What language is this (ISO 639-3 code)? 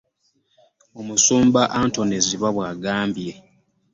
lug